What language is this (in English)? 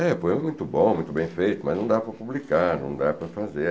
Portuguese